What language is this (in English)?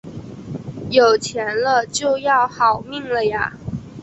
Chinese